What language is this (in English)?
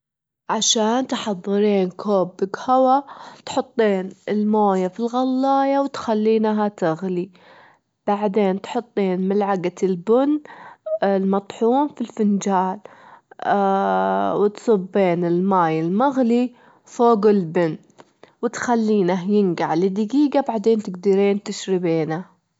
Gulf Arabic